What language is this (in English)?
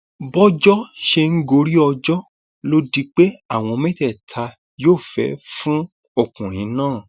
Yoruba